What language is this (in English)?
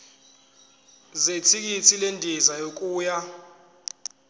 Zulu